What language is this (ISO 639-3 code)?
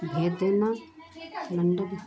hin